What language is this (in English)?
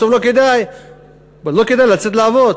Hebrew